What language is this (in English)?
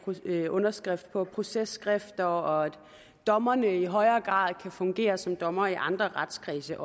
Danish